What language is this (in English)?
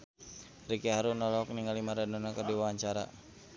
Sundanese